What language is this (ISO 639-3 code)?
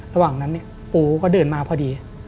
tha